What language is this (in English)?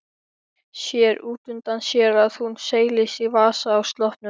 Icelandic